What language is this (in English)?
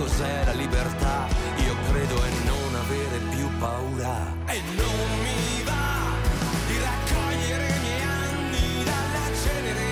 Italian